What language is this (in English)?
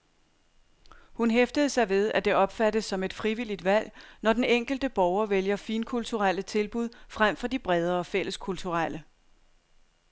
Danish